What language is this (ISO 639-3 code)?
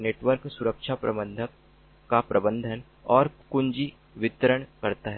hin